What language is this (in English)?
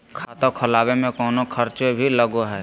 Magahi